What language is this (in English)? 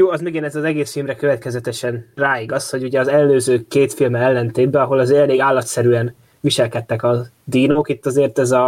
Hungarian